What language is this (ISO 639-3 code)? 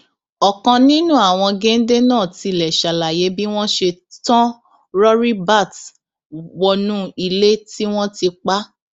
yor